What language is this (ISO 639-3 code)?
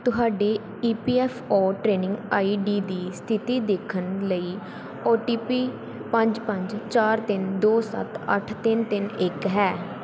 pan